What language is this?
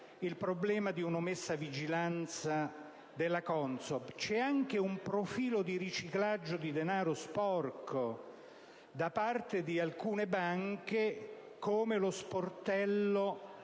Italian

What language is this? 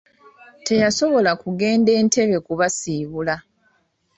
Ganda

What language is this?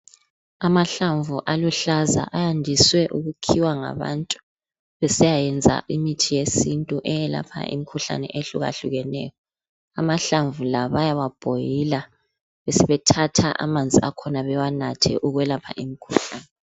North Ndebele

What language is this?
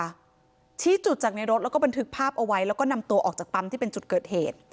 Thai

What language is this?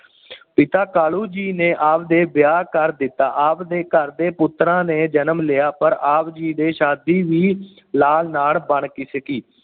Punjabi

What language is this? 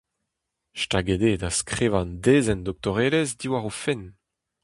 Breton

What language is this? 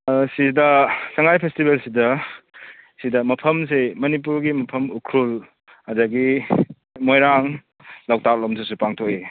Manipuri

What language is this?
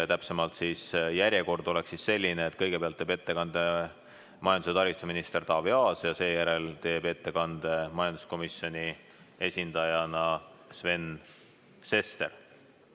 Estonian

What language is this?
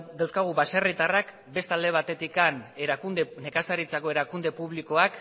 Basque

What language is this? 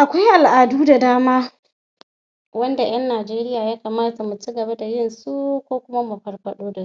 Hausa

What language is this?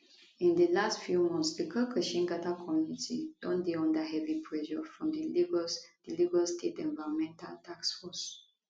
Nigerian Pidgin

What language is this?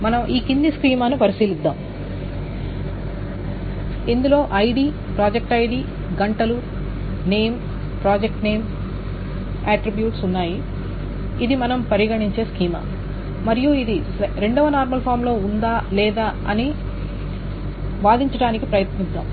Telugu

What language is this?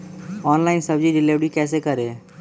Magahi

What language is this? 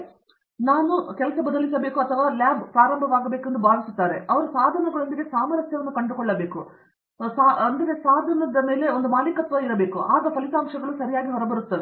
Kannada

